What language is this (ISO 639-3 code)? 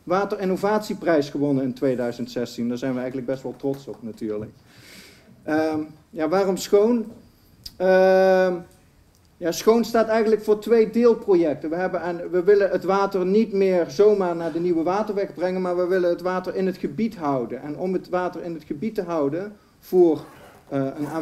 nld